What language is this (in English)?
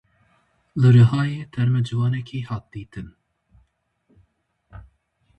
Kurdish